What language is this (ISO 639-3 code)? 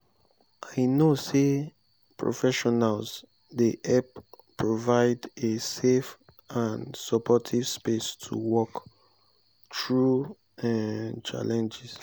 pcm